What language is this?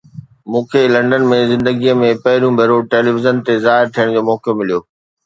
Sindhi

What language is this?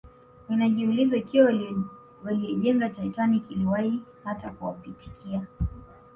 Swahili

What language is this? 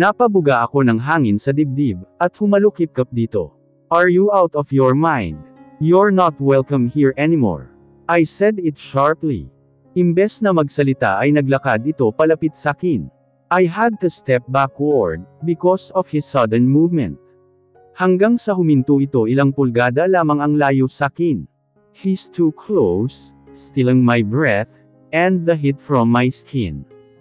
Filipino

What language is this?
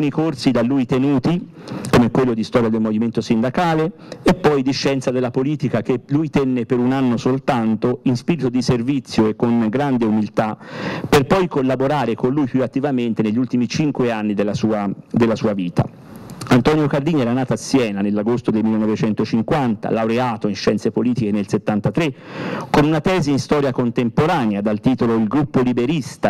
Italian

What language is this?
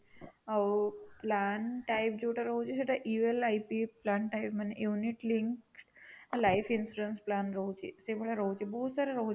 Odia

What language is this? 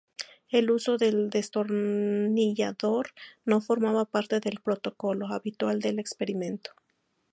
Spanish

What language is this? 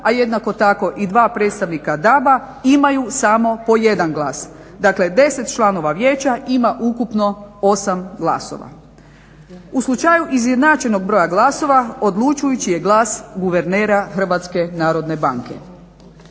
Croatian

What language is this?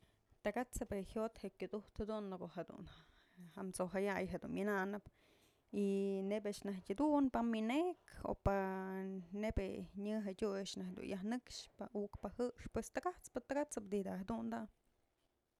Mazatlán Mixe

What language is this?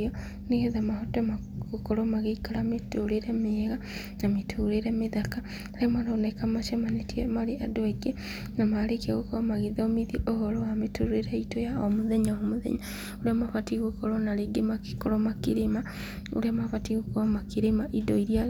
Kikuyu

